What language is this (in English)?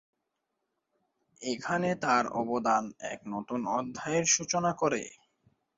Bangla